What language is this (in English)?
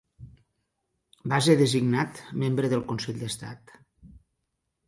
Catalan